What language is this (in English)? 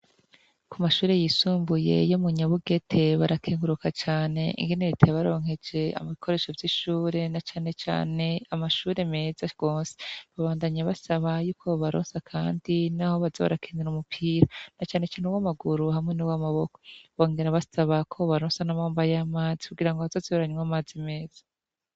Rundi